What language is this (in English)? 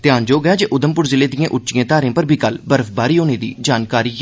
Dogri